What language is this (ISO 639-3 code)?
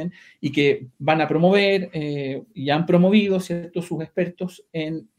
spa